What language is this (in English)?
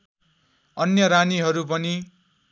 Nepali